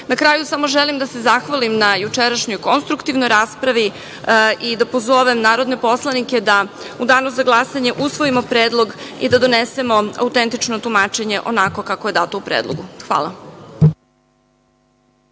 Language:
Serbian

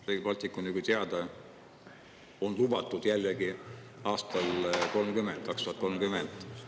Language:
Estonian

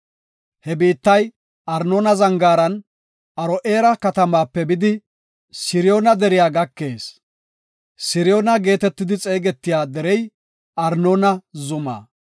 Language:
Gofa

